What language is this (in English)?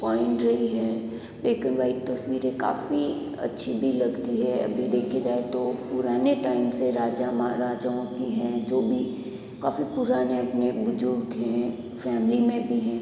Hindi